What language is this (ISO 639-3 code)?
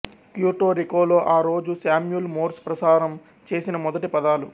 tel